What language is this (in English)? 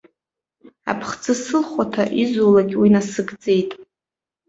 Abkhazian